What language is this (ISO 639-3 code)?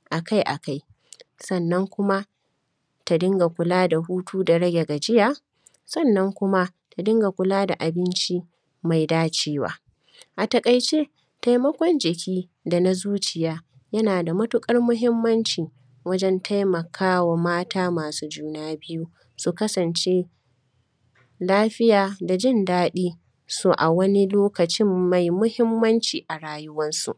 hau